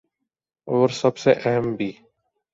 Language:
Urdu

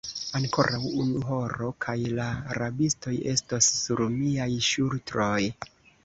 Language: Esperanto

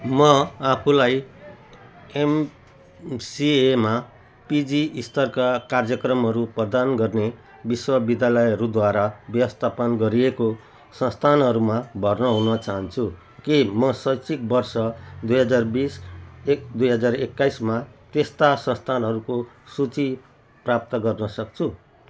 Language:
Nepali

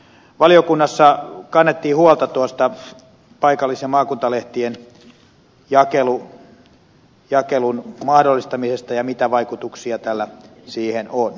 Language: Finnish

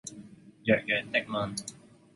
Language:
Cantonese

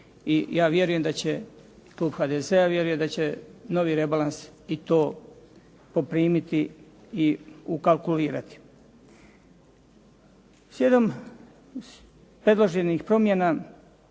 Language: Croatian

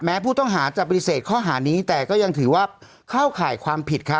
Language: Thai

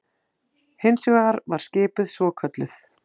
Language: Icelandic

